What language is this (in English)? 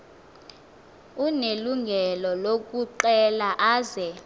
Xhosa